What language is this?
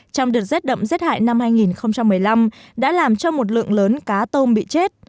Vietnamese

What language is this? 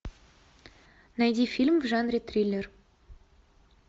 Russian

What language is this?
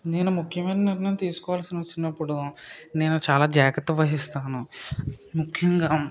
Telugu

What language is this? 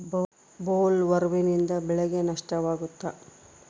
Kannada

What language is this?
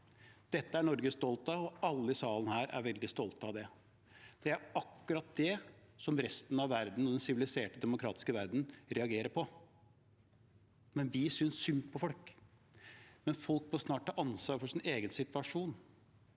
Norwegian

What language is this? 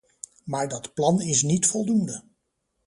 Dutch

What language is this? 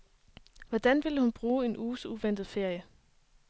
Danish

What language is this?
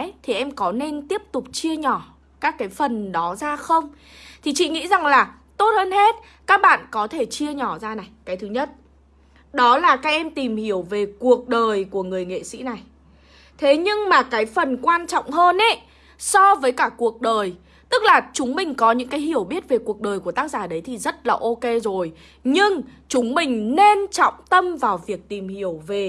Vietnamese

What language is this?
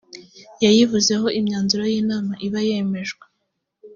Kinyarwanda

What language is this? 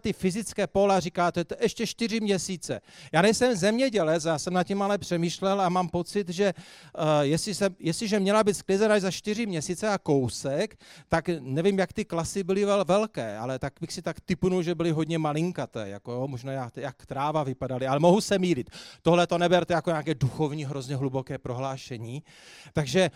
Czech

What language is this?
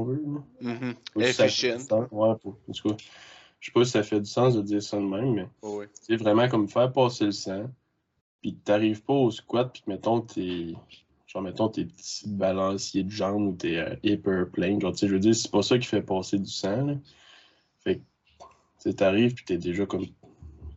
French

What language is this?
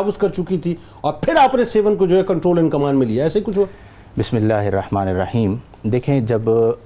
Urdu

